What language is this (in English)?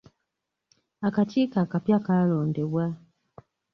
Ganda